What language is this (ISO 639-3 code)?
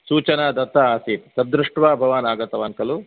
san